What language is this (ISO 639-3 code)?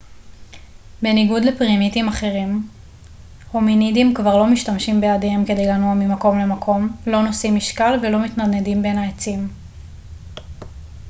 heb